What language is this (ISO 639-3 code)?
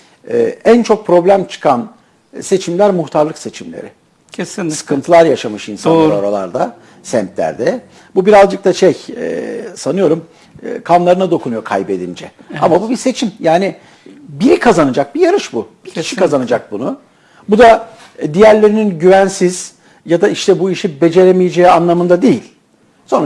tur